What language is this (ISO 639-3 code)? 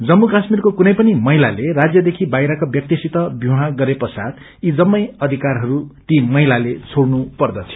nep